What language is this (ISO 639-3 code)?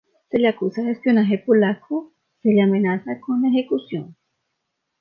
spa